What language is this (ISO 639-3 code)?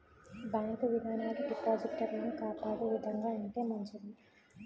tel